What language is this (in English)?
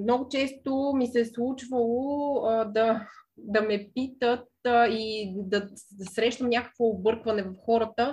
Bulgarian